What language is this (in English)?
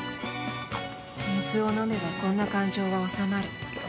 Japanese